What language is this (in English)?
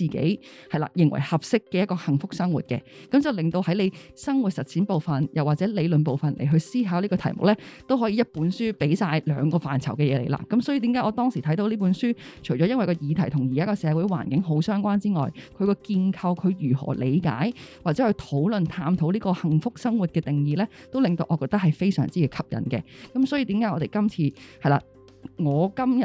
Chinese